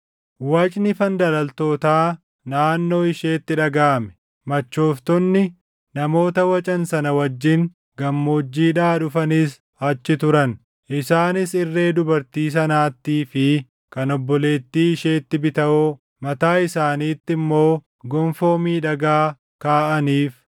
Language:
Oromo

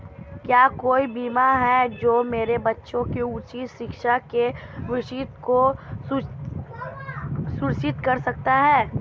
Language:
Hindi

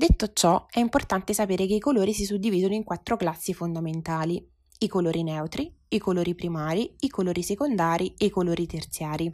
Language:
Italian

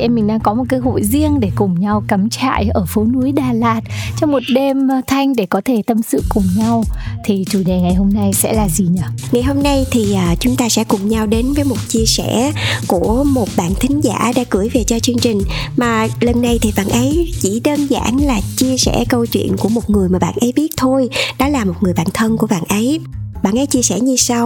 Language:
Vietnamese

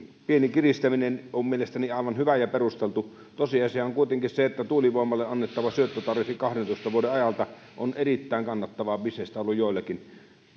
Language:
Finnish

